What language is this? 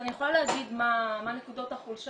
Hebrew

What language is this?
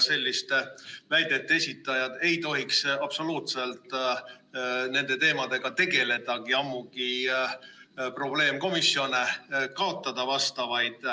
Estonian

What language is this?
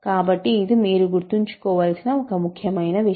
Telugu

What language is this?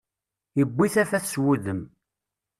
Kabyle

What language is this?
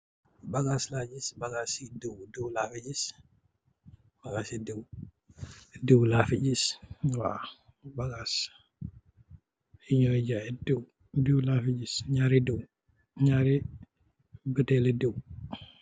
Wolof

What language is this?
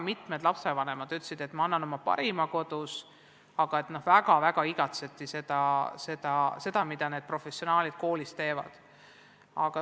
Estonian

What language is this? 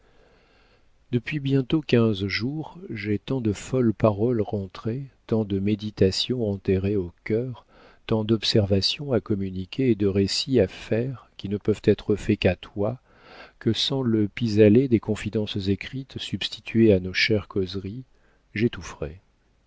French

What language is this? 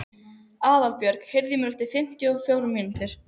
Icelandic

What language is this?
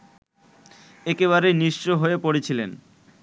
Bangla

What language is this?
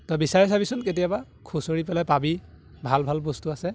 Assamese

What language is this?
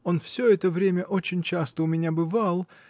Russian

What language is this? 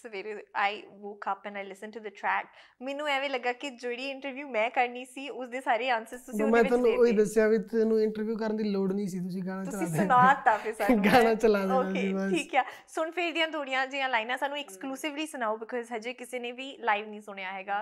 Punjabi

